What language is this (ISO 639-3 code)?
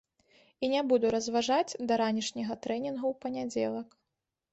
bel